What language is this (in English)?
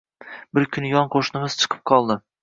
Uzbek